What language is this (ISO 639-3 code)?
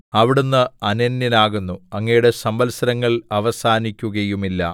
mal